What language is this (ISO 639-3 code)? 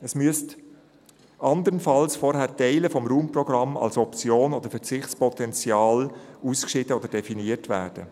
gsw